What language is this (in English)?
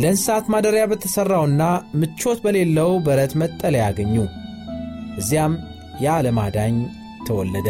Amharic